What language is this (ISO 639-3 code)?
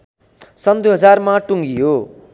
nep